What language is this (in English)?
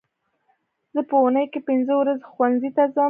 Pashto